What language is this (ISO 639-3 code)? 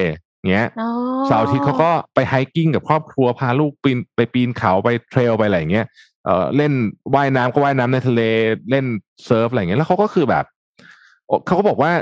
tha